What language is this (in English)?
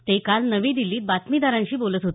Marathi